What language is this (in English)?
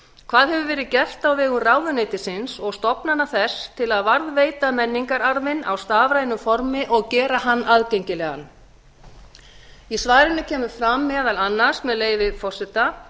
Icelandic